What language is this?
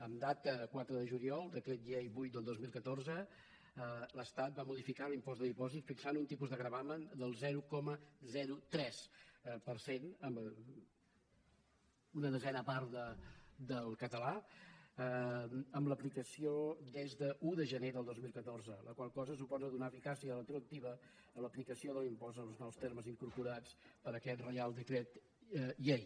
Catalan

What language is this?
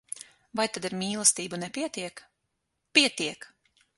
Latvian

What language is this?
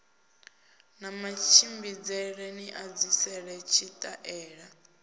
Venda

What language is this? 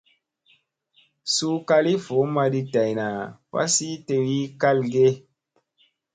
Musey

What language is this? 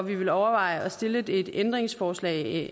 Danish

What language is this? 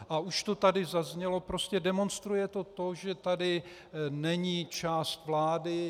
Czech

